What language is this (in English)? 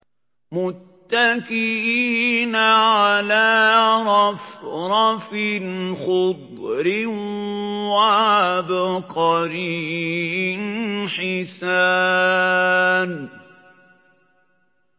Arabic